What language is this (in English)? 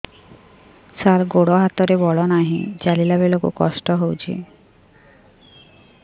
Odia